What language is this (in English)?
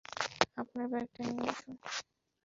Bangla